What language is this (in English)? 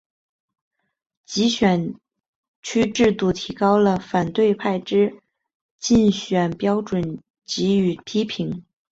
Chinese